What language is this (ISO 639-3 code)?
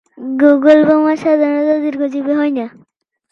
ben